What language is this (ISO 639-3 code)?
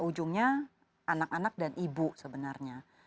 ind